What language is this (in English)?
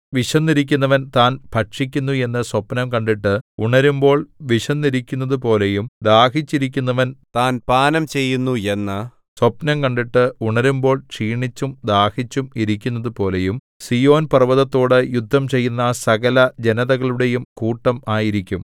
Malayalam